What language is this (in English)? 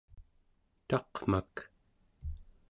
Central Yupik